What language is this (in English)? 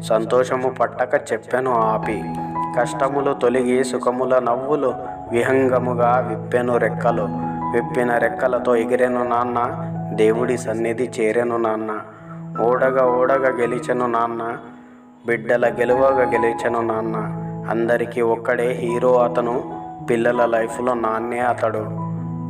Telugu